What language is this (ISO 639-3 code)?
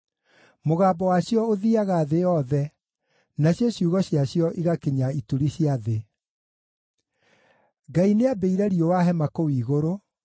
kik